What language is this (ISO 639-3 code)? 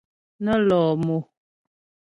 bbj